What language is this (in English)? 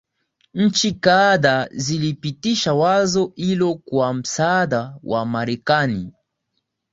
Swahili